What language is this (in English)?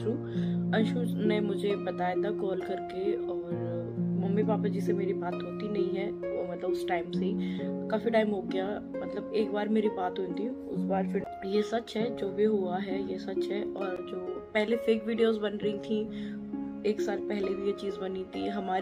Hindi